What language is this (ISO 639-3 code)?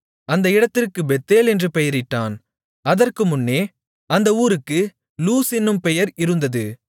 tam